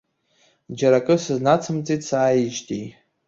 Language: Abkhazian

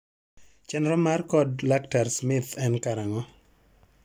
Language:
Luo (Kenya and Tanzania)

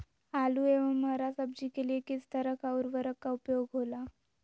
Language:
Magahi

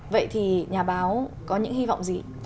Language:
Vietnamese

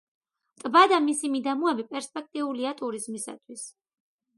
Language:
Georgian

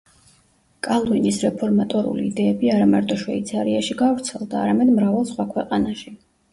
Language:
Georgian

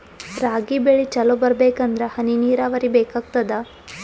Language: Kannada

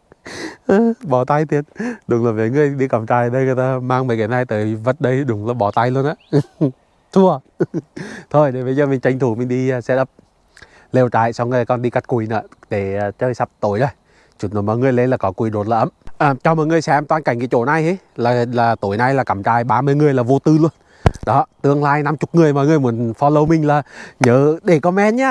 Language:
Vietnamese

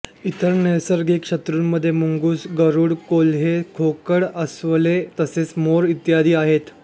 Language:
Marathi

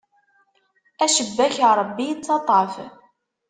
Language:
Kabyle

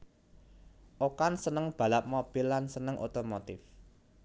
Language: Javanese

